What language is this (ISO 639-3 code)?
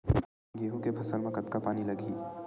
hne